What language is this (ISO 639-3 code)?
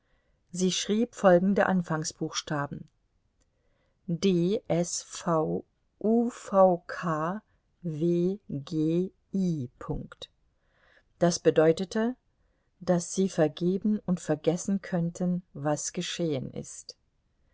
deu